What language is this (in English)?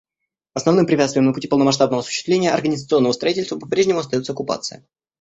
Russian